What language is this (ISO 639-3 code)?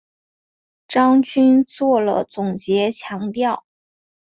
zho